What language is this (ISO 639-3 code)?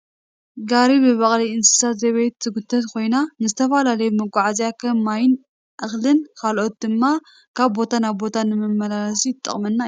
tir